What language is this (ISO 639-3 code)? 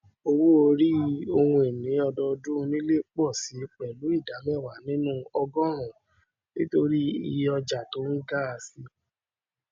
yor